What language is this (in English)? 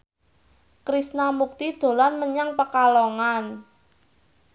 Javanese